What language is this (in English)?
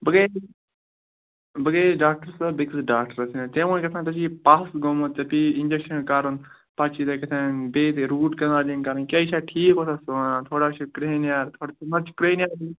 Kashmiri